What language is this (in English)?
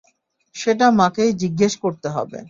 Bangla